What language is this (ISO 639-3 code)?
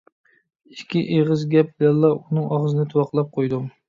uig